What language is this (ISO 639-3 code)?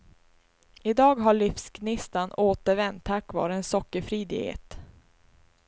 swe